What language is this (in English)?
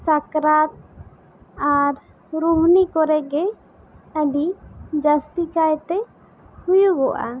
Santali